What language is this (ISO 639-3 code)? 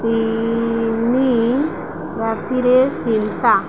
ori